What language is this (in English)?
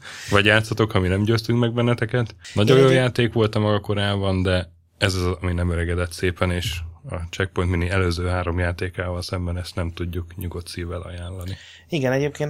Hungarian